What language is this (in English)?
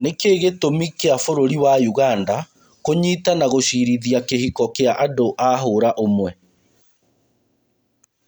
Kikuyu